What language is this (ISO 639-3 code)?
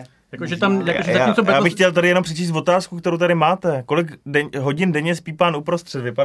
ces